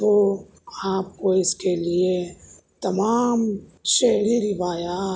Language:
Urdu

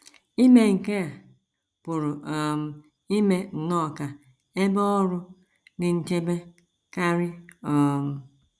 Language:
Igbo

